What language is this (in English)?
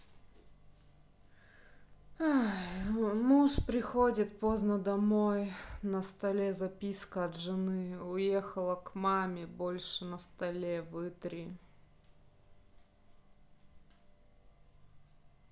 Russian